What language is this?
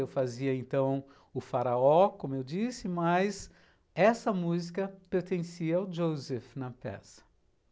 Portuguese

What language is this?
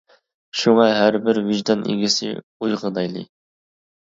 Uyghur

